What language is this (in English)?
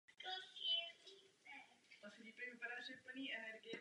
Czech